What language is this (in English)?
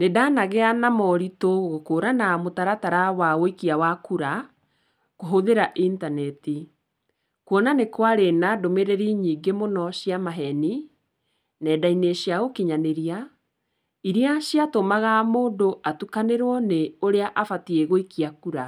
Kikuyu